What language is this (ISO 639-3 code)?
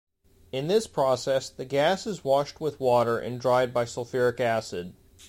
eng